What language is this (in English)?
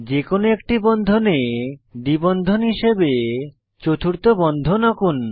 Bangla